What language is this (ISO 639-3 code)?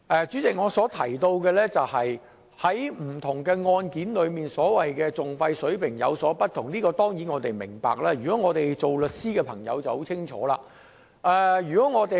yue